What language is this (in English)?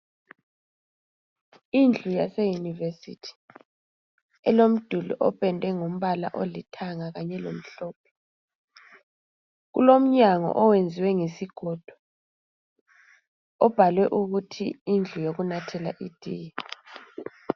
North Ndebele